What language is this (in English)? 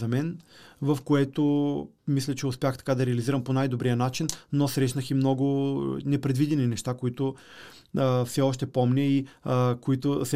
Bulgarian